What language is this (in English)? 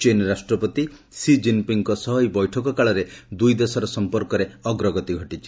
Odia